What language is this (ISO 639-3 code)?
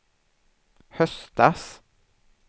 swe